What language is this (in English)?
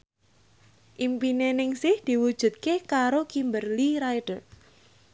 Javanese